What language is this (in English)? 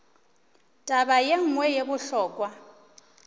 Northern Sotho